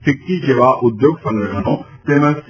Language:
Gujarati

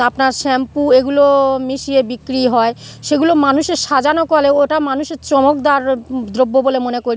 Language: Bangla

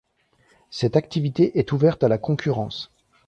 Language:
French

